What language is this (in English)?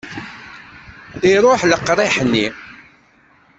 Kabyle